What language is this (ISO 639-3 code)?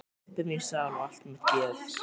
isl